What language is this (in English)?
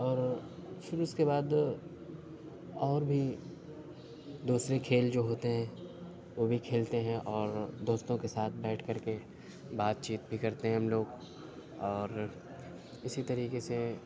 Urdu